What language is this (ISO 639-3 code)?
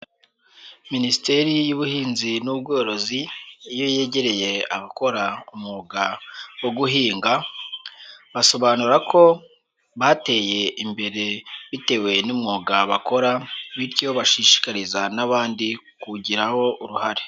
kin